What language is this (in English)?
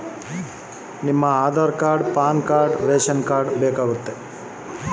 Kannada